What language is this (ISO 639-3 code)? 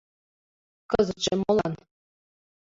chm